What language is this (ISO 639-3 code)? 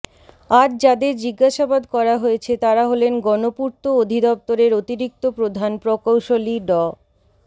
ben